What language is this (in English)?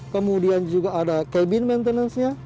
Indonesian